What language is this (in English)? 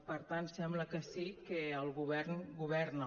Catalan